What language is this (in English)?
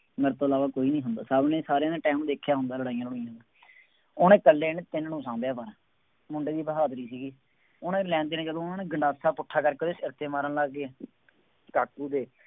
Punjabi